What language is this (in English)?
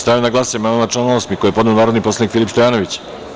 Serbian